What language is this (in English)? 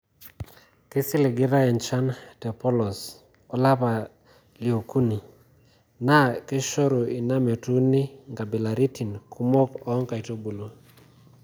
Masai